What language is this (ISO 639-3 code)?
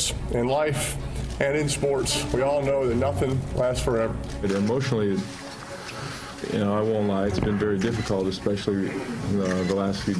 spa